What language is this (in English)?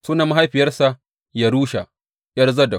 Hausa